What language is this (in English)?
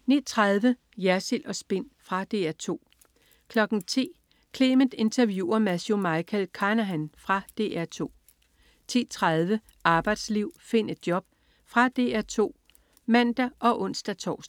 Danish